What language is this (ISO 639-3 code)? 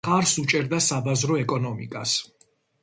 kat